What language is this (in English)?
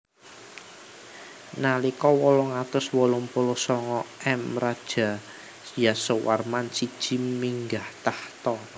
Javanese